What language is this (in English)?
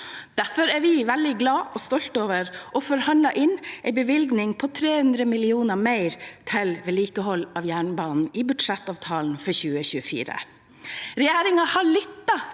Norwegian